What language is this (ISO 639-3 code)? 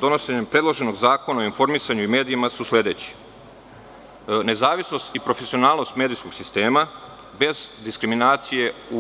srp